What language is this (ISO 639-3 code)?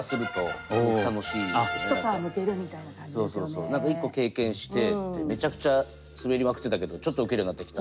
jpn